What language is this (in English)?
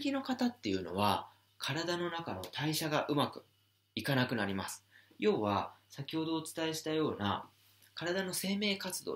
Japanese